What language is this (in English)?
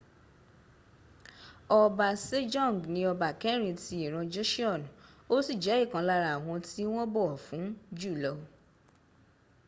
Yoruba